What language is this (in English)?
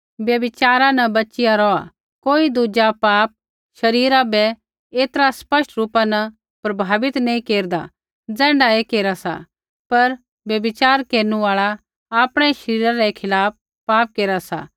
Kullu Pahari